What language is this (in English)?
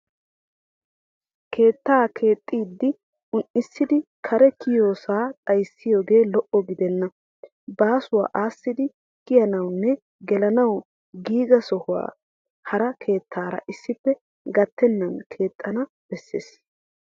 Wolaytta